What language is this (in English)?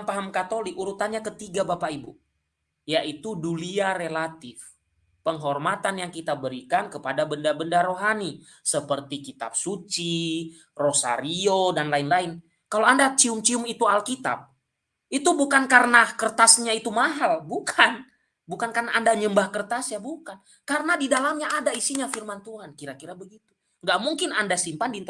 Indonesian